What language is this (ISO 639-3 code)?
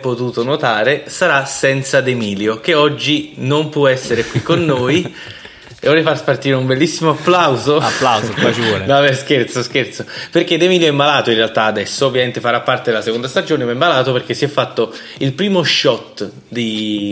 ita